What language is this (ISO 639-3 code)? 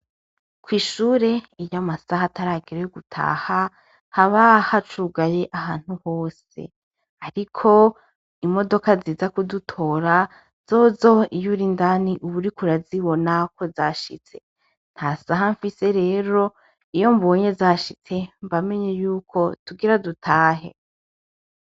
run